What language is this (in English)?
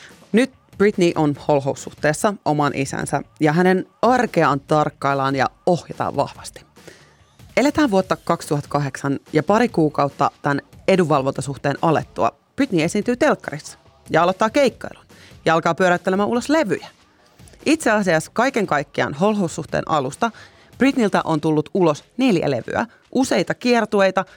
Finnish